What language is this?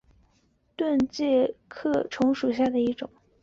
Chinese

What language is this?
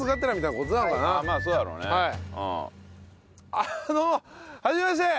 Japanese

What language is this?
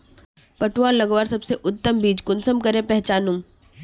Magahi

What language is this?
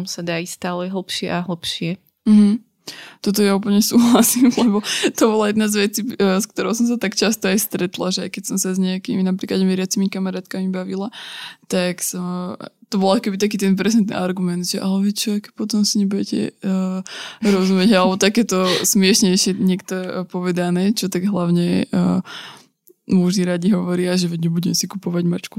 Slovak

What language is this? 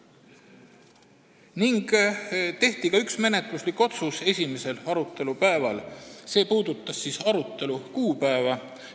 Estonian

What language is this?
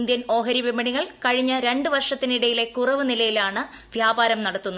Malayalam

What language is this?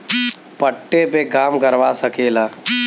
Bhojpuri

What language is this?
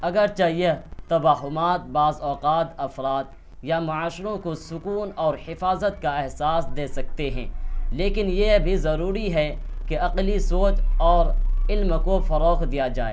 Urdu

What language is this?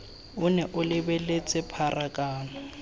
Tswana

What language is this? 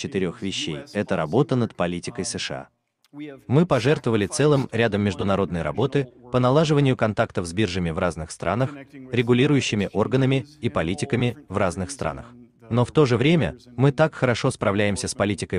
Russian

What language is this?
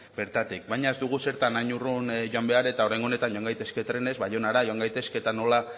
Basque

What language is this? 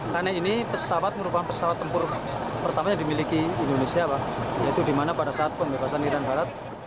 Indonesian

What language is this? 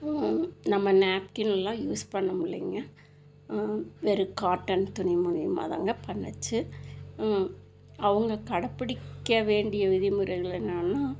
Tamil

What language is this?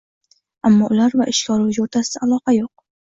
Uzbek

